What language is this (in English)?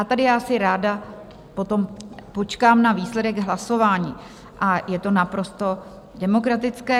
Czech